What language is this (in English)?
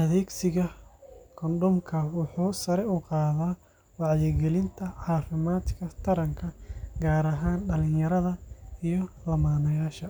Somali